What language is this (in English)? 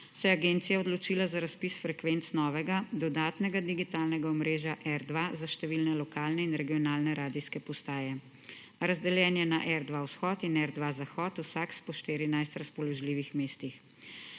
Slovenian